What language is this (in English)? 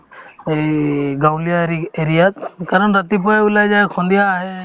Assamese